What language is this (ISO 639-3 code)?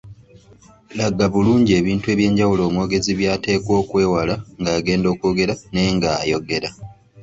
lug